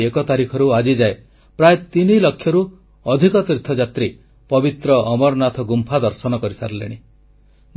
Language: Odia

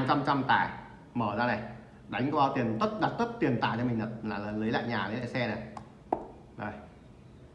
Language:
Vietnamese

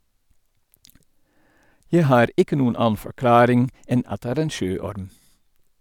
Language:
Norwegian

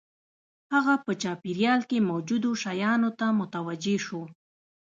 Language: Pashto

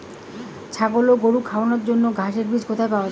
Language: Bangla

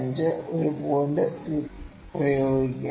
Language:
Malayalam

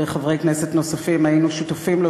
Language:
Hebrew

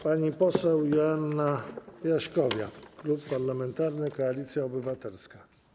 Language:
Polish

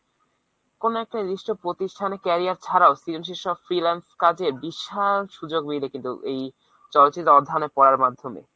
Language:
Bangla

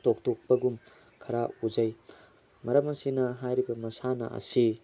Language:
Manipuri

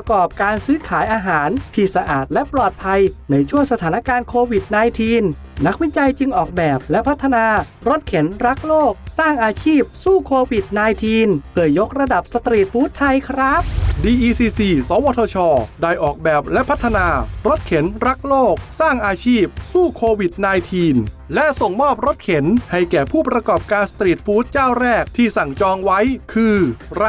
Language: Thai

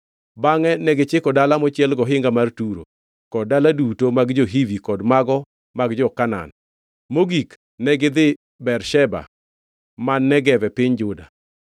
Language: Luo (Kenya and Tanzania)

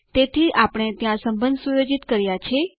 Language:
Gujarati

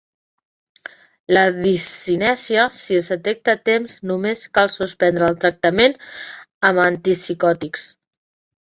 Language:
Catalan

